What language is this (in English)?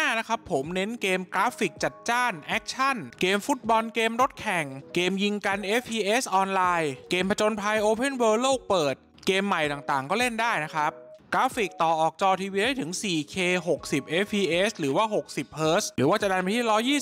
Thai